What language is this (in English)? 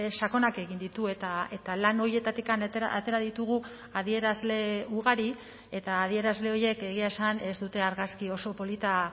Basque